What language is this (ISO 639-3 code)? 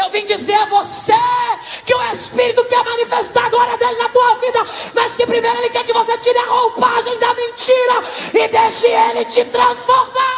por